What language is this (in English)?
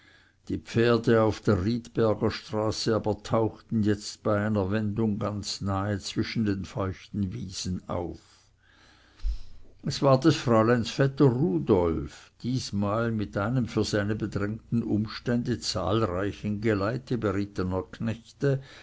German